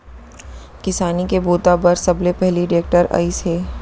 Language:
Chhattisgarhi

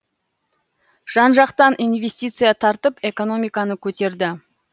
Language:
Kazakh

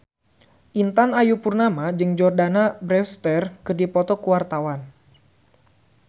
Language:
Sundanese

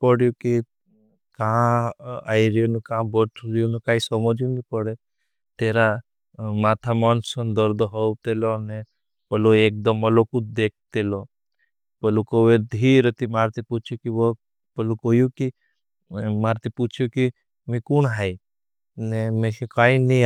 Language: Bhili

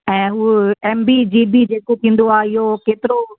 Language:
Sindhi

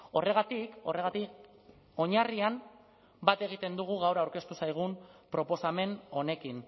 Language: Basque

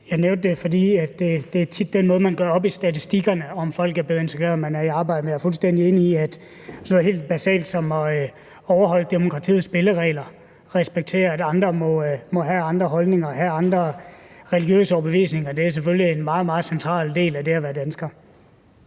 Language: Danish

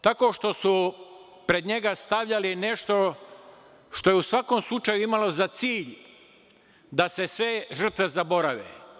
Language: Serbian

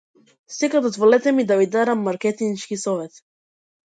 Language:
Macedonian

